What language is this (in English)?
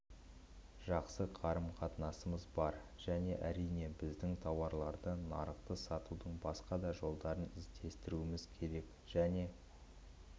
Kazakh